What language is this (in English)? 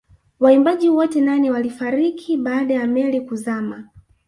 Swahili